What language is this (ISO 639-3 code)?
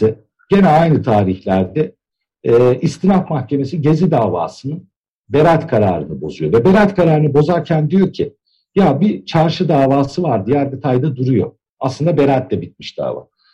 tur